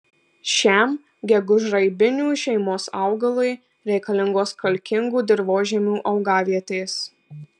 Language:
Lithuanian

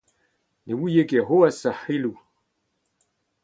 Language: Breton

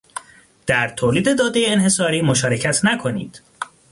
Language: Persian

